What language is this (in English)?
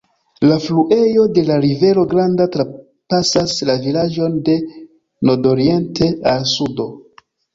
Esperanto